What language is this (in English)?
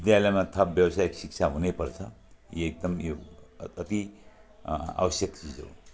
Nepali